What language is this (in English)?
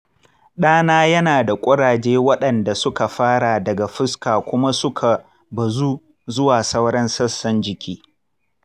Hausa